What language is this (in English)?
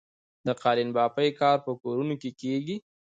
Pashto